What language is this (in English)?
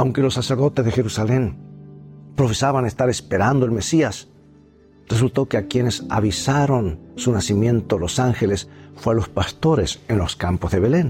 Spanish